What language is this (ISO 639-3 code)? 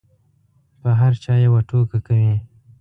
pus